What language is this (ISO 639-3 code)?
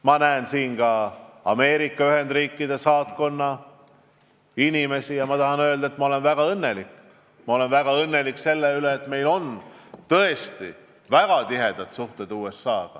est